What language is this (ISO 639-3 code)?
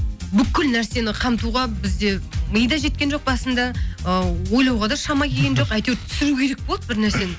kaz